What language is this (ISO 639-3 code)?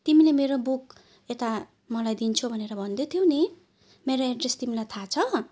nep